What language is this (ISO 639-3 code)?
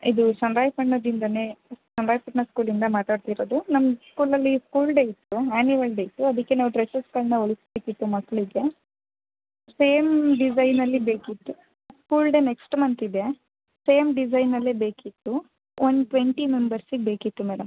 kan